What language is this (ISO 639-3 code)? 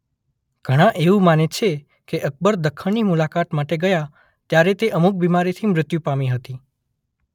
guj